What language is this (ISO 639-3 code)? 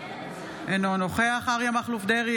heb